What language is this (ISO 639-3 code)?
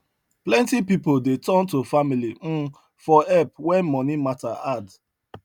pcm